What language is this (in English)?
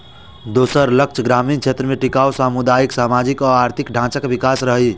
Maithili